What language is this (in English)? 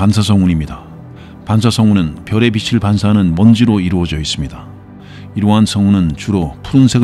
Korean